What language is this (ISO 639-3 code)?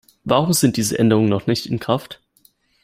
deu